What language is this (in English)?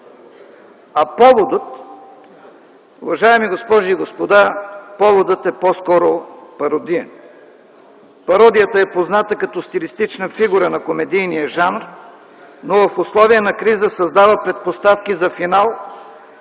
Bulgarian